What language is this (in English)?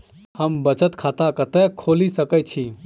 Maithili